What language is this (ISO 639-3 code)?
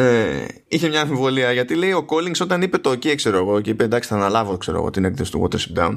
ell